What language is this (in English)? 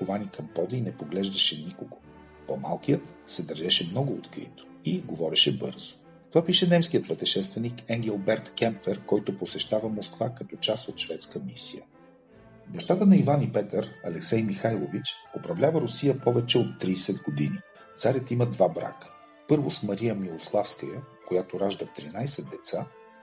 Bulgarian